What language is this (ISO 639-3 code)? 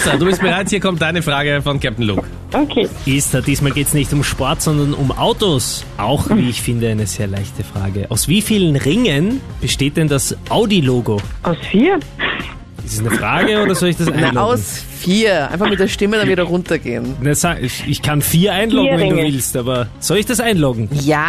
deu